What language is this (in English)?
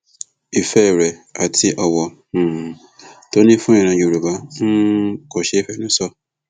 Yoruba